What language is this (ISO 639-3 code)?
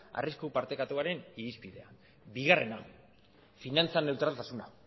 eus